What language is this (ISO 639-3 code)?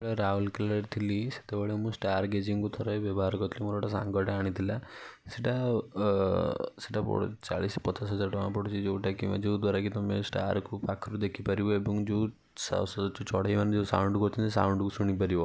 ori